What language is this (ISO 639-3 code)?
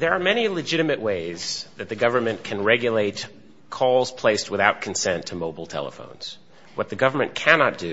eng